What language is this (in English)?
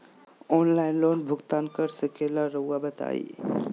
Magahi